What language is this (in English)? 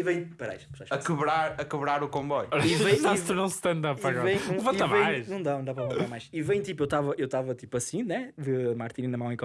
Portuguese